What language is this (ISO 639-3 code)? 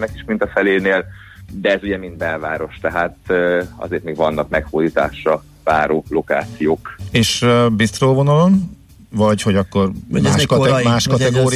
hun